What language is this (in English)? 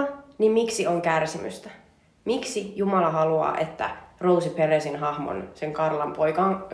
Finnish